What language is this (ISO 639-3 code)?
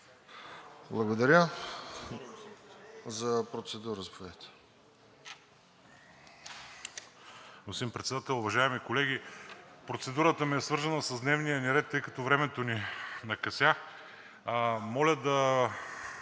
bul